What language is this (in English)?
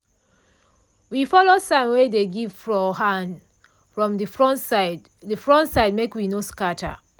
Nigerian Pidgin